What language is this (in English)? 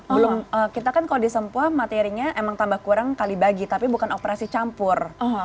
Indonesian